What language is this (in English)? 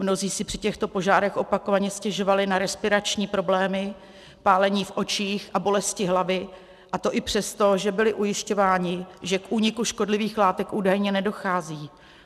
Czech